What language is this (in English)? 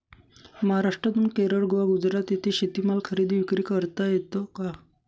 Marathi